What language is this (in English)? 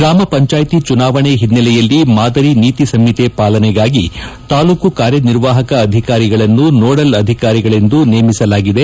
Kannada